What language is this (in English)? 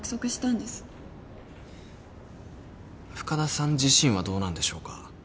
Japanese